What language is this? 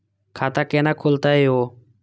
Maithili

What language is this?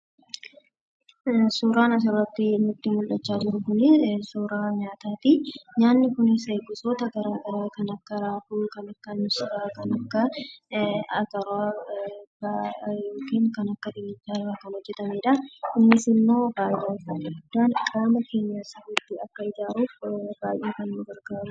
Oromo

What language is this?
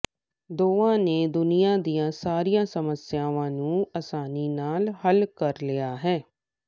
Punjabi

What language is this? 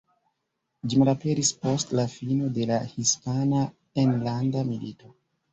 Esperanto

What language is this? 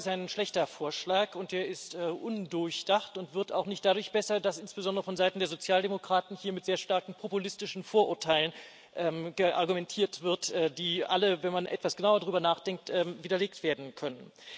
German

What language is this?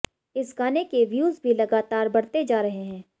Hindi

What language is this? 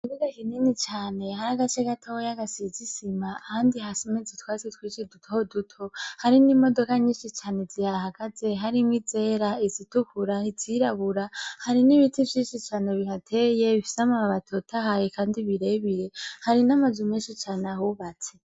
Rundi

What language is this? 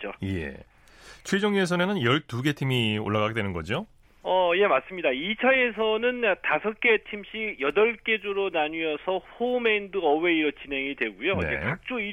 Korean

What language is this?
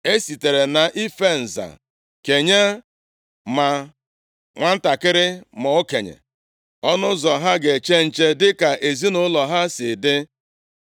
Igbo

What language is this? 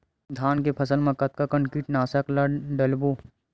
Chhattisgarhi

